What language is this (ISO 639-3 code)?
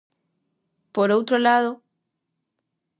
glg